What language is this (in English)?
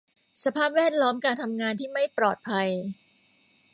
Thai